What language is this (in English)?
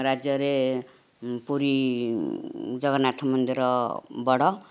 Odia